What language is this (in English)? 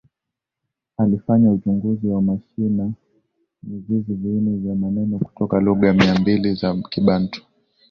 Swahili